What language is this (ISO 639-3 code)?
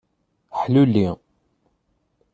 kab